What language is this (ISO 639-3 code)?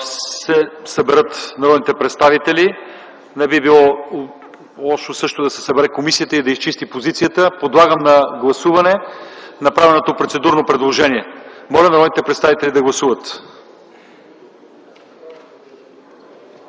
bul